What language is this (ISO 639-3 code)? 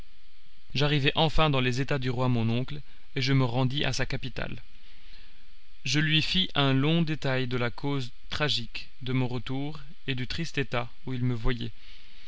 fra